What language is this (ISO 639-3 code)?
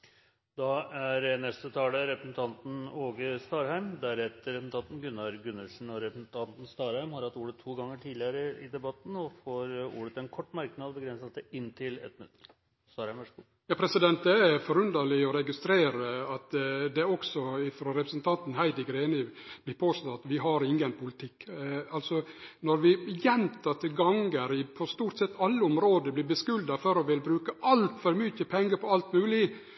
nor